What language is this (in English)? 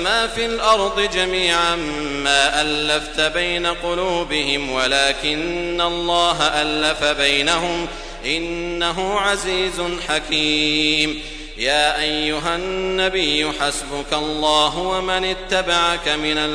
Arabic